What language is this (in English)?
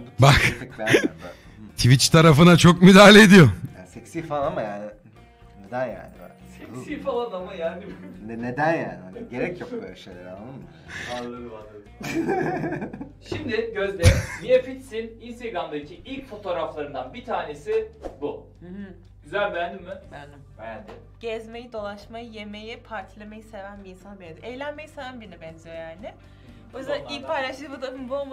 Turkish